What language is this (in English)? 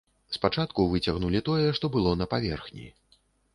Belarusian